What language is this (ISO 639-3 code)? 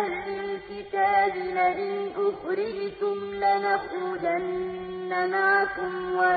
ara